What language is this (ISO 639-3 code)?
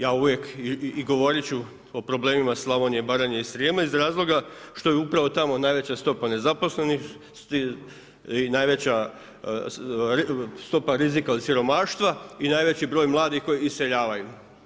hrv